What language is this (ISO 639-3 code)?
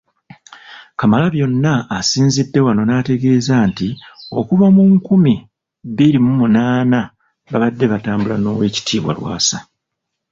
lug